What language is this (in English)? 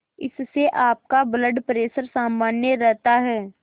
Hindi